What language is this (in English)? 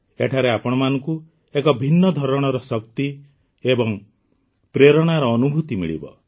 Odia